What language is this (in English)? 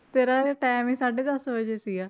Punjabi